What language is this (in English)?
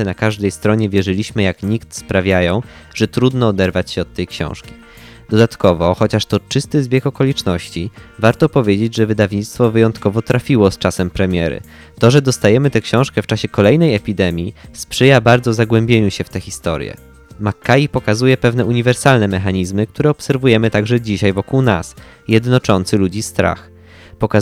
Polish